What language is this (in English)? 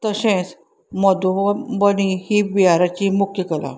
Konkani